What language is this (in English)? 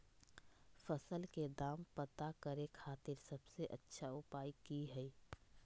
Magahi